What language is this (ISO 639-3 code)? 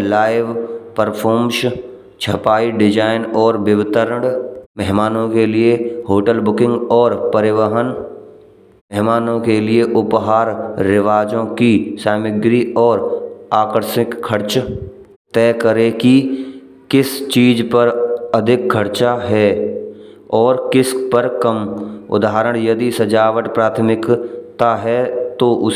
bra